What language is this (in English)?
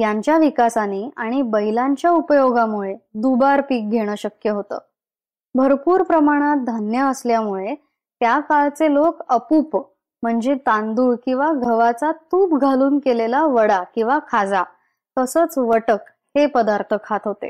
Marathi